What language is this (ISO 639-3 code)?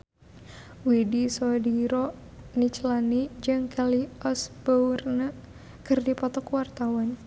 sun